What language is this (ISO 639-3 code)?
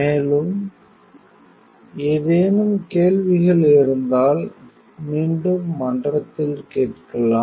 tam